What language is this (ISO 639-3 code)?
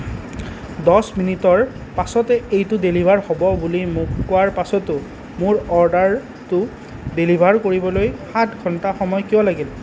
asm